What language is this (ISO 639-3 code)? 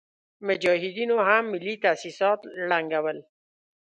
pus